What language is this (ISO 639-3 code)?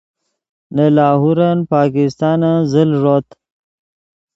ydg